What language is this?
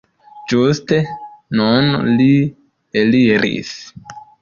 Esperanto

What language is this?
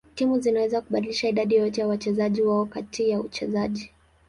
Swahili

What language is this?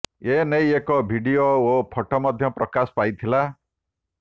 Odia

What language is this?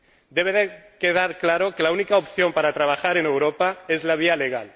Spanish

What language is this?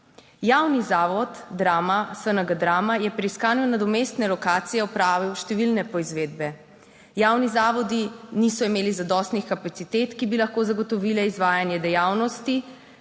Slovenian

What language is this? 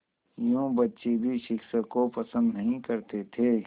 Hindi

